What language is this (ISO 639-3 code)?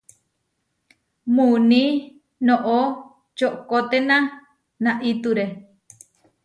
var